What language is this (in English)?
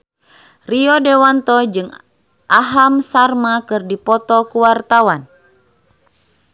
Sundanese